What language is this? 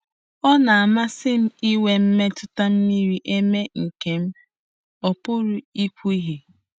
Igbo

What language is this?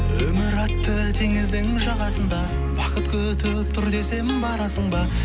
Kazakh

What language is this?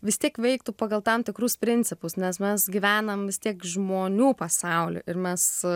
Lithuanian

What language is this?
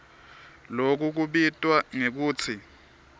Swati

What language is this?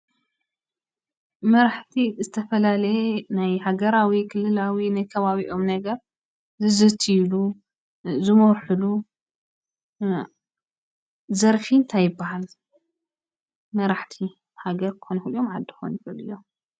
Tigrinya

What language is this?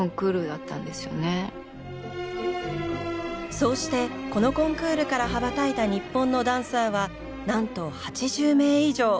Japanese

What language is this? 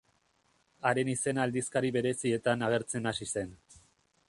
Basque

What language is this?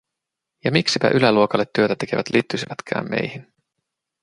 Finnish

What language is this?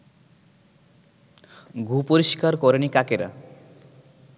Bangla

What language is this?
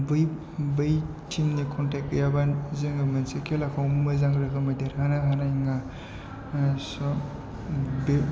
Bodo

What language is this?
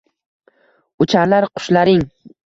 Uzbek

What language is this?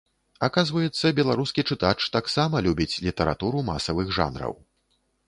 Belarusian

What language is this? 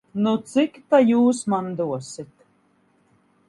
Latvian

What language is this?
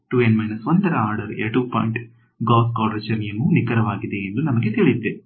Kannada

